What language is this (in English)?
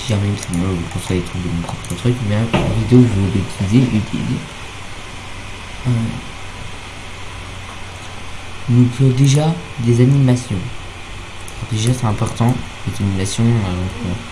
French